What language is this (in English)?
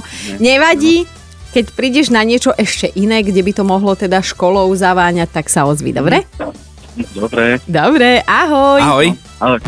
Slovak